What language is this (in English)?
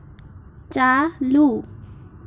Santali